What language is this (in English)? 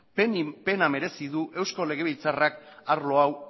Basque